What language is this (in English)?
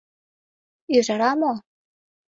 Mari